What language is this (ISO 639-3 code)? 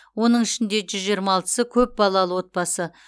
kaz